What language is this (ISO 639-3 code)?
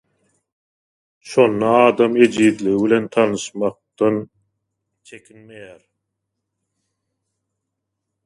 tuk